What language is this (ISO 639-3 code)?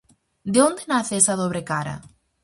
glg